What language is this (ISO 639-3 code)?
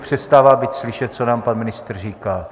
ces